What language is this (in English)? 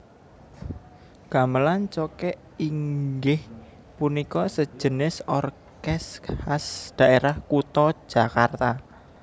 Javanese